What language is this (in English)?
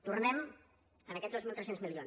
Catalan